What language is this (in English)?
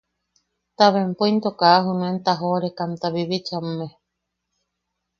Yaqui